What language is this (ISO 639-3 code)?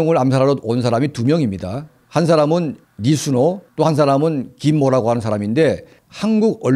kor